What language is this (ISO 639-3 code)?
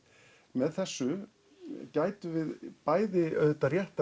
isl